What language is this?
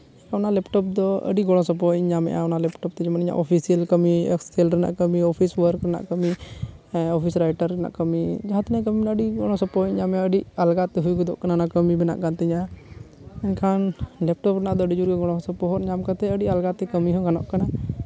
Santali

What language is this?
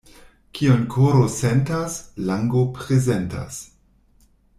Esperanto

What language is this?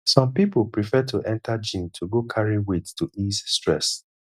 Nigerian Pidgin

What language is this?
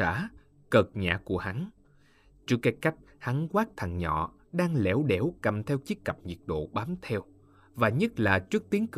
Vietnamese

